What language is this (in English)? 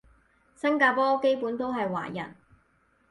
Cantonese